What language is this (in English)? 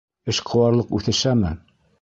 Bashkir